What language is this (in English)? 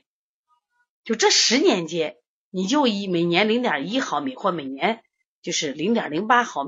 Chinese